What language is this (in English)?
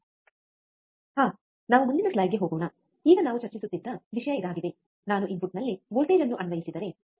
Kannada